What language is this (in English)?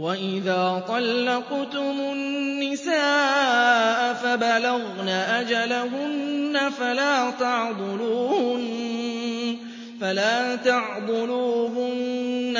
Arabic